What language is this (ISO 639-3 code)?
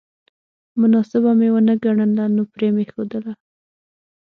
pus